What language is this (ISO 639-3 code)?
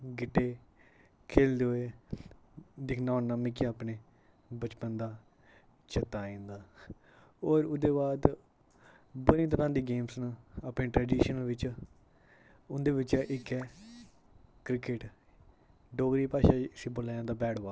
doi